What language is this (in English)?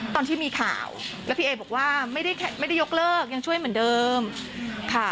Thai